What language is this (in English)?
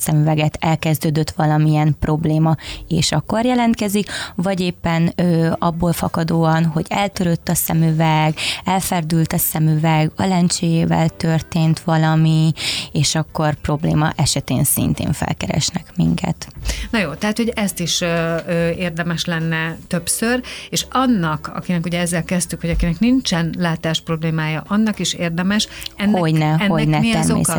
Hungarian